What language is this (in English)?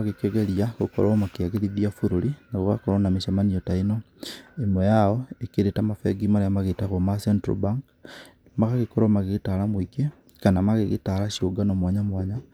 Kikuyu